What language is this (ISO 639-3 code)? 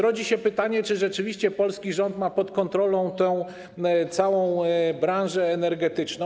pol